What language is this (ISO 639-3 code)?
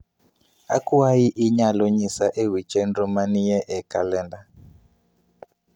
luo